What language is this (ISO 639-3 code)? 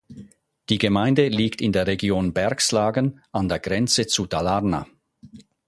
deu